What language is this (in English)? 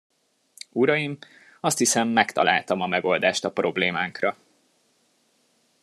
Hungarian